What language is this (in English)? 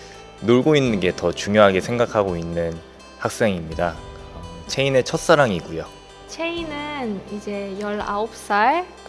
Korean